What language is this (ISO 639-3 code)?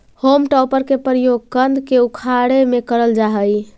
mag